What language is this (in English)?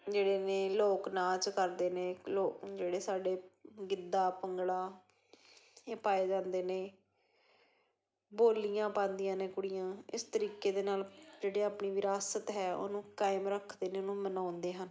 Punjabi